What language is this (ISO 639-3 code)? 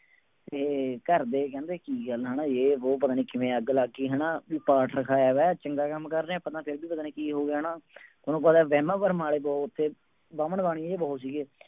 pan